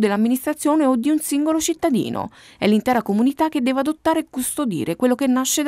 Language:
Italian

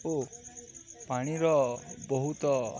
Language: Odia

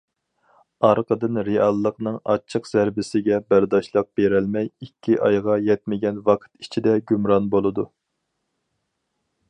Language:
Uyghur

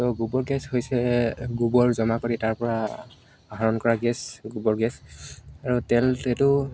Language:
Assamese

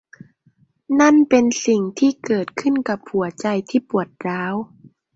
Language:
Thai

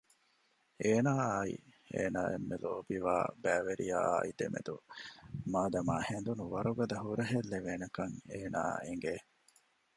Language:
Divehi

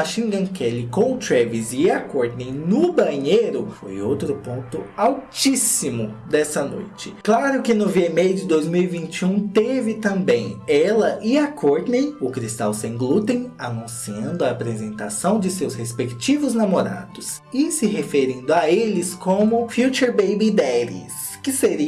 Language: Portuguese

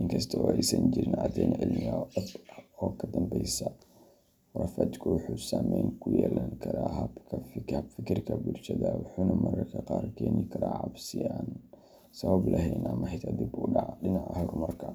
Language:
Somali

